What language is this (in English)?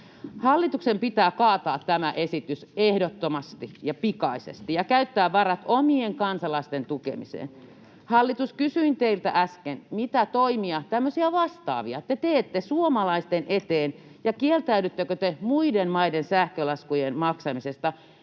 Finnish